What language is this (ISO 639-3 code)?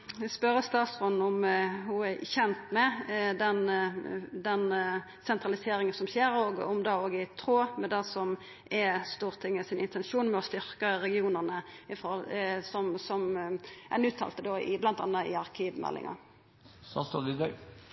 nor